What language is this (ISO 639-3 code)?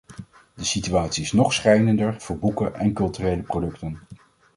nld